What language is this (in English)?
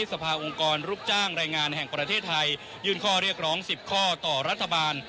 Thai